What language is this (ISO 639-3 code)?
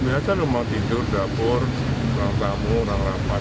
ind